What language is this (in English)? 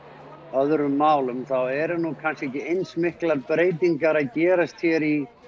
Icelandic